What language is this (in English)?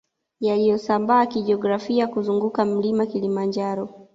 Swahili